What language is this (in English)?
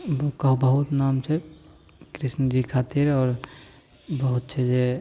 Maithili